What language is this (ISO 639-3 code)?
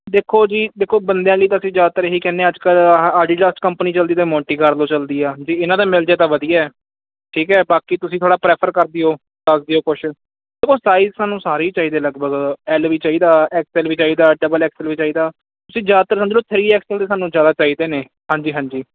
pan